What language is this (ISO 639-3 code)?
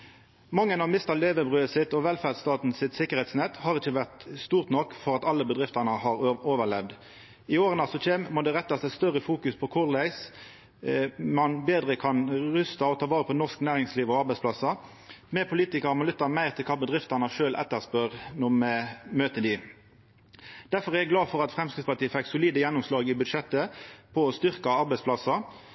nno